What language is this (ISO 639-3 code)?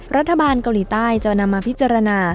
tha